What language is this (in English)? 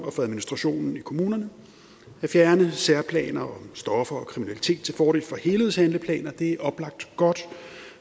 Danish